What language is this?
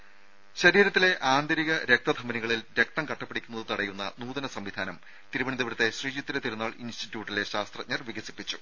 Malayalam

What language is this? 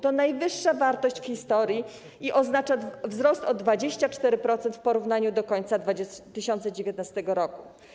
Polish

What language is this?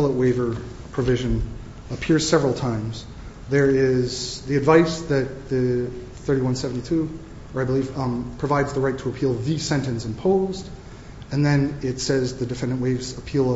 English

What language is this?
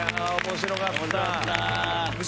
Japanese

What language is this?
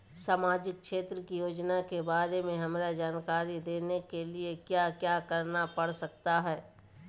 Magahi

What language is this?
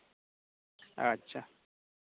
Santali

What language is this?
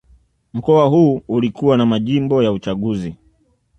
Swahili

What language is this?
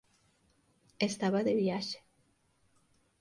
Galician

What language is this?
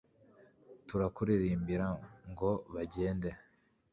Kinyarwanda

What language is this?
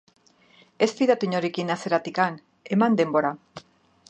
Basque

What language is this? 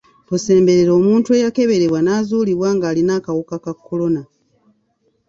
Ganda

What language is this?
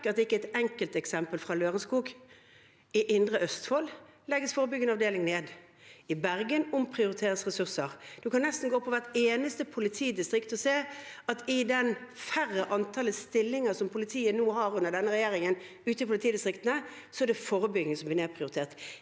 Norwegian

